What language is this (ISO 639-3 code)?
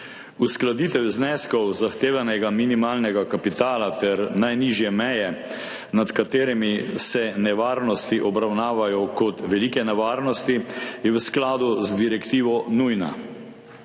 slv